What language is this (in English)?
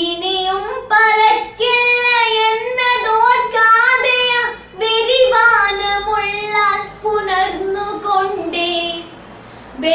Malayalam